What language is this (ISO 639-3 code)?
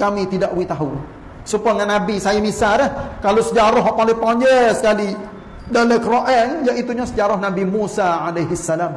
msa